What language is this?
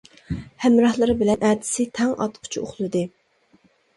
Uyghur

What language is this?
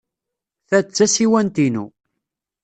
Kabyle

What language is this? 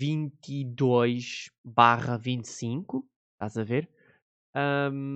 Portuguese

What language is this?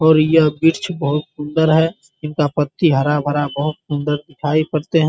Hindi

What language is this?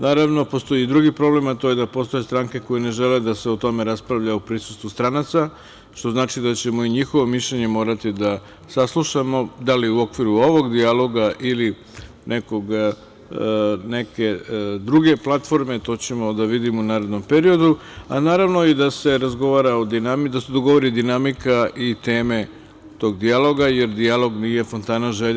Serbian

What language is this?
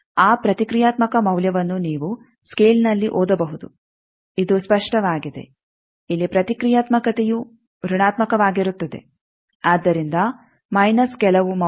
Kannada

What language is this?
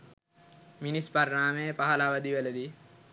Sinhala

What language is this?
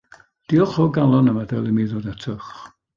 Welsh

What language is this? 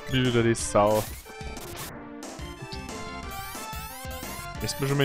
German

